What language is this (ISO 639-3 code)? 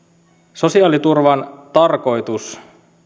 fin